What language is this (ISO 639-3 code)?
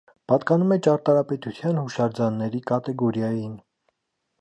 hye